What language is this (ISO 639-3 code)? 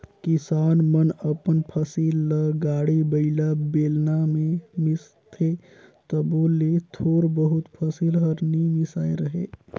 hne